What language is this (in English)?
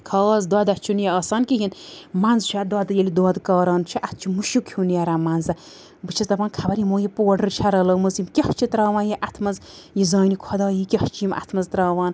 Kashmiri